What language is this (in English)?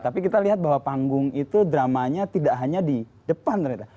Indonesian